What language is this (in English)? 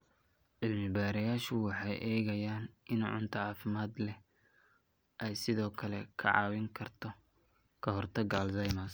Somali